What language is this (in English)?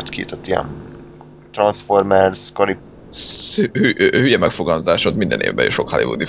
Hungarian